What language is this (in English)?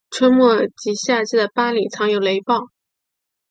Chinese